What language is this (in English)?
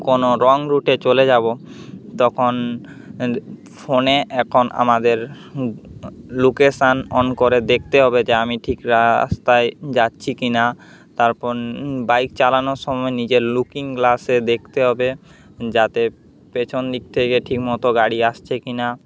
Bangla